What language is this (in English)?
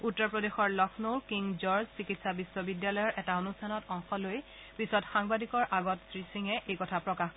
Assamese